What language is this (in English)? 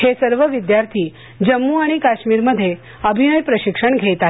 Marathi